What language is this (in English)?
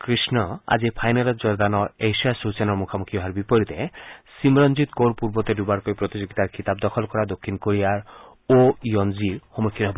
Assamese